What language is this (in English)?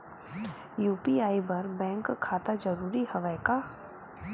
Chhattisgarhi